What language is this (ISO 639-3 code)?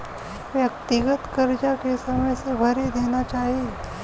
bho